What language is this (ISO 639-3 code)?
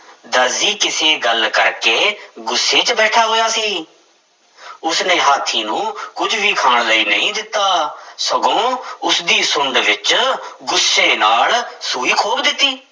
pan